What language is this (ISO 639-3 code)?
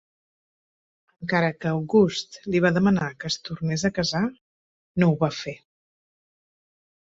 cat